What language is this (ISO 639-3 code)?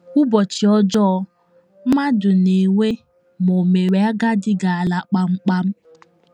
ibo